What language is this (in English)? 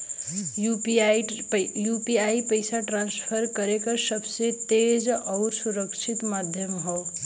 Bhojpuri